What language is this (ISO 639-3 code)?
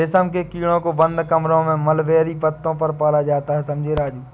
hin